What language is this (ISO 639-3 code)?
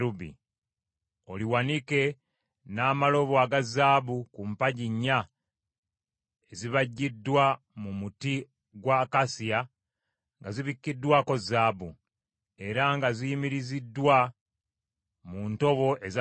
lug